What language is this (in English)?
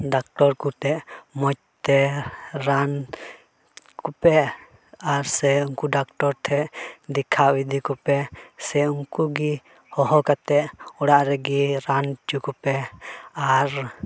Santali